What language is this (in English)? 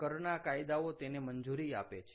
Gujarati